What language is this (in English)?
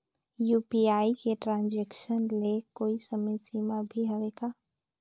Chhattisgarhi